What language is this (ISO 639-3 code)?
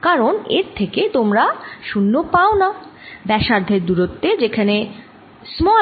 ben